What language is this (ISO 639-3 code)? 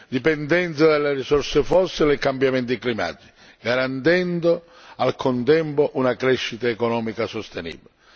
ita